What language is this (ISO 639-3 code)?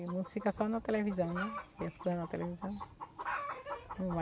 por